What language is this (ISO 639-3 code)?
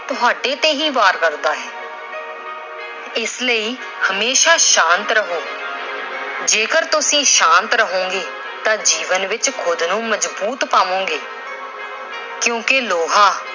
pan